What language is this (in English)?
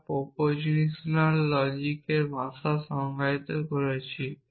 Bangla